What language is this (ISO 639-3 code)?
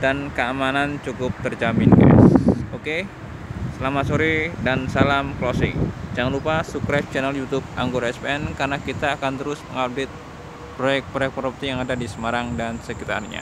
ind